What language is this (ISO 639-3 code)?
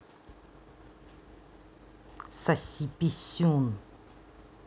rus